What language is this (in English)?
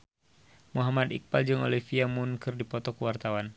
Sundanese